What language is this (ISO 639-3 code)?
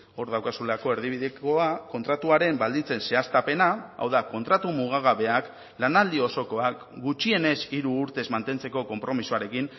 eus